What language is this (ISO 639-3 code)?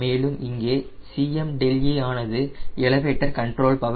tam